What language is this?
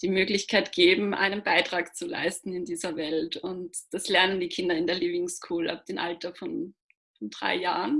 German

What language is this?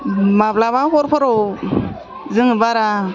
Bodo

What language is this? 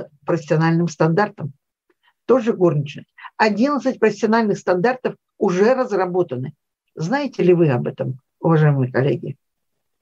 Russian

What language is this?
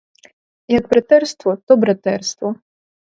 Ukrainian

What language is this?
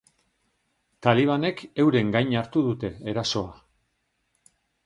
Basque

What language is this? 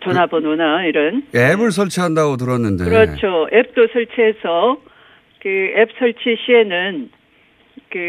Korean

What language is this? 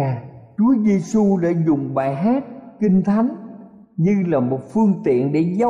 Vietnamese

